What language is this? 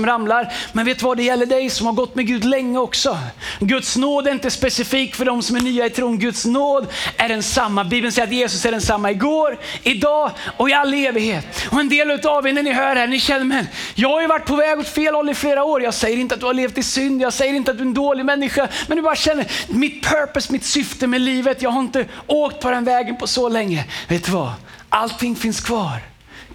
Swedish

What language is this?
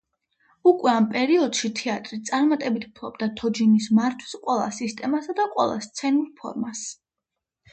Georgian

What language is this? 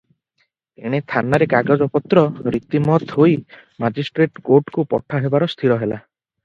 Odia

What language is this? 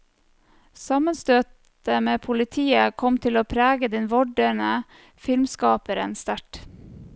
Norwegian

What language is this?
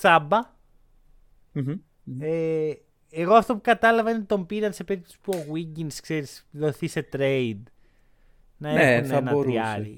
Greek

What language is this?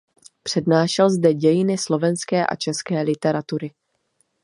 Czech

